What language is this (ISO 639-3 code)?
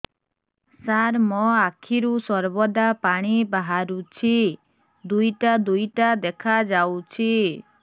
ori